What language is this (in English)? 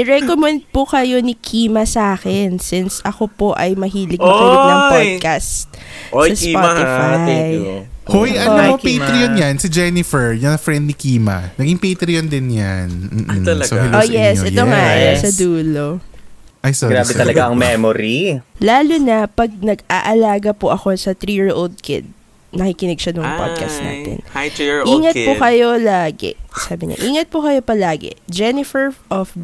Filipino